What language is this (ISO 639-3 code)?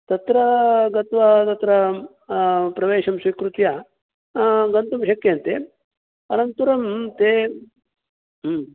san